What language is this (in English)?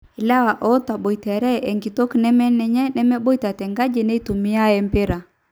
Masai